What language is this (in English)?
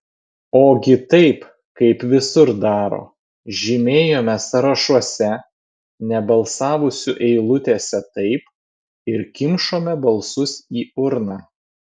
Lithuanian